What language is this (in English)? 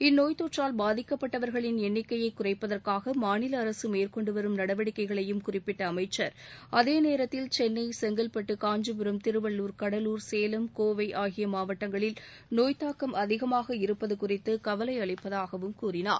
Tamil